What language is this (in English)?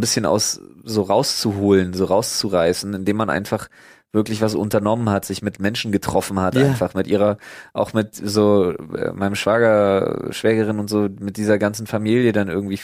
German